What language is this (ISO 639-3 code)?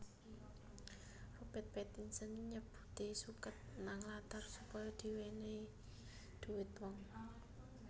jav